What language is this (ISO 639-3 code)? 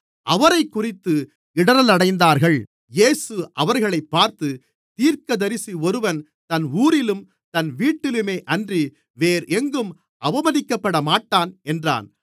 tam